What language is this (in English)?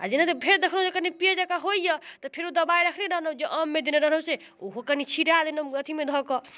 Maithili